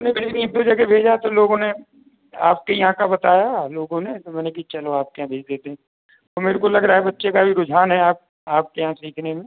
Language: Hindi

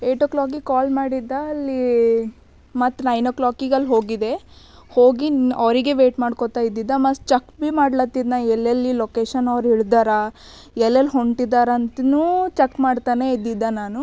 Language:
Kannada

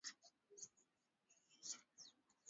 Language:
Swahili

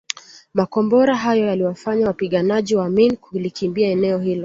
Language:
Swahili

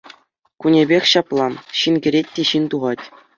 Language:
Chuvash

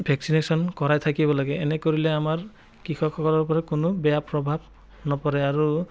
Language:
Assamese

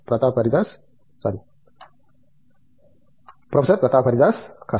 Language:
Telugu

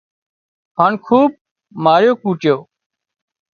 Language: Wadiyara Koli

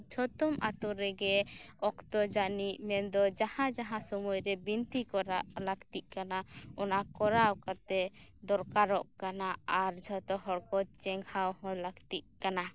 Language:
Santali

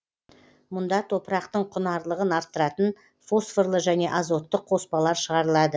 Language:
Kazakh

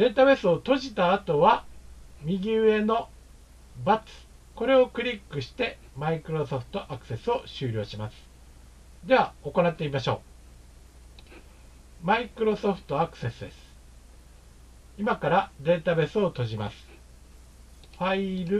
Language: Japanese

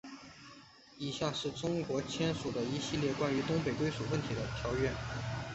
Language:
Chinese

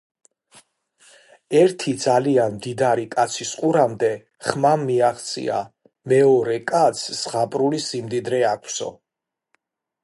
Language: Georgian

